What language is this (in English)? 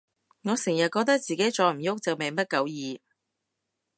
Cantonese